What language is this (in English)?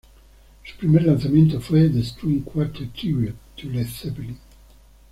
Spanish